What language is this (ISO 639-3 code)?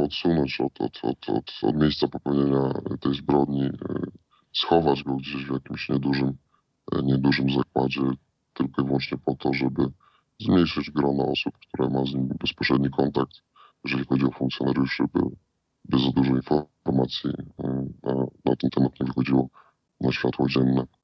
pol